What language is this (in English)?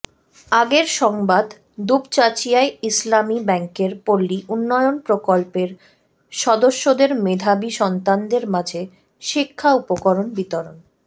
Bangla